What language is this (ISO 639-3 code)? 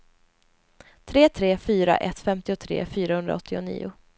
swe